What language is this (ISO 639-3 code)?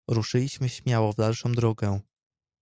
pol